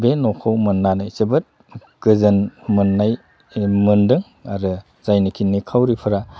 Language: Bodo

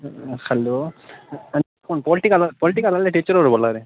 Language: Dogri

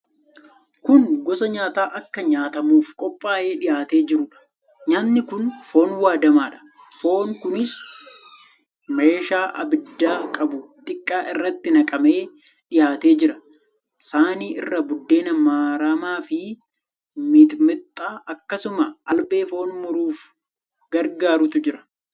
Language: Oromo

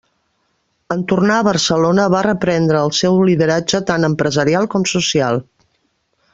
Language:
Catalan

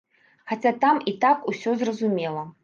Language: Belarusian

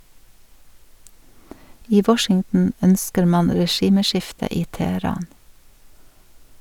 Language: Norwegian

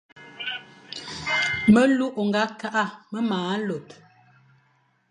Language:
Fang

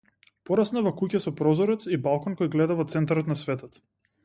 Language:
Macedonian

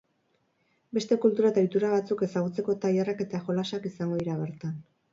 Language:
Basque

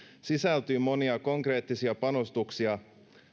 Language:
Finnish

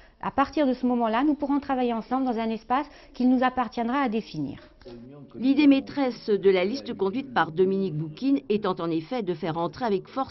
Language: French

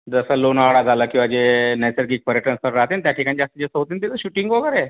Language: Marathi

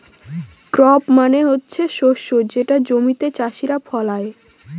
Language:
Bangla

